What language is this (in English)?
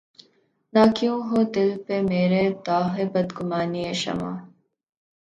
Urdu